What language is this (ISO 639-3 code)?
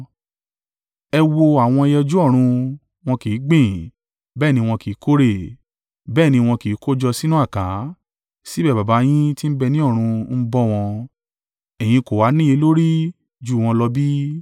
yor